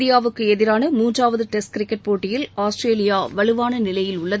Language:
Tamil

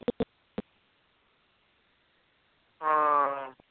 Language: Punjabi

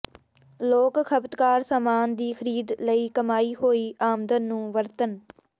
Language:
Punjabi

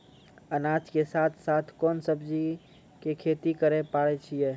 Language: Maithili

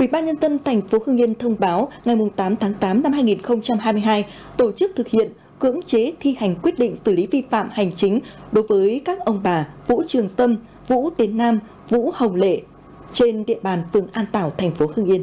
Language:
Vietnamese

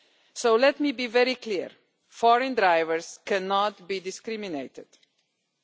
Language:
English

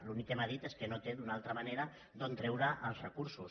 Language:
Catalan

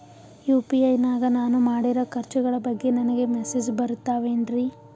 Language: Kannada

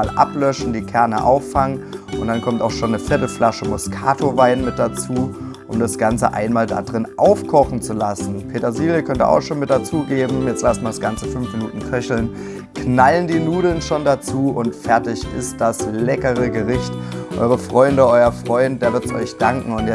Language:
German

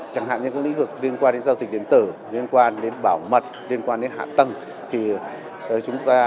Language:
Vietnamese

